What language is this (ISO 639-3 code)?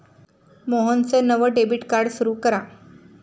mar